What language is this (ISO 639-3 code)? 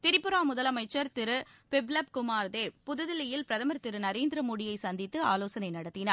tam